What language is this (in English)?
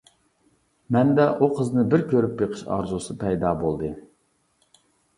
Uyghur